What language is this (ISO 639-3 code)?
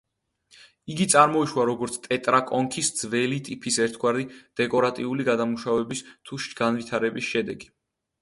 kat